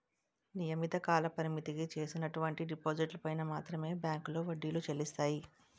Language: Telugu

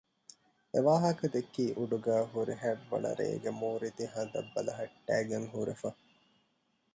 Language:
Divehi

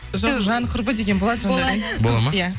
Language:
Kazakh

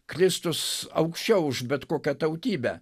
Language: Lithuanian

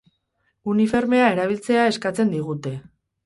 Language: Basque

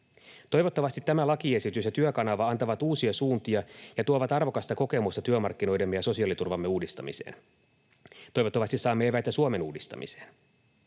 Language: Finnish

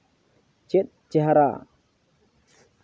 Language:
Santali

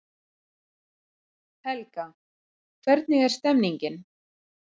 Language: Icelandic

